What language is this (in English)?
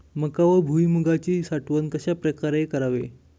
Marathi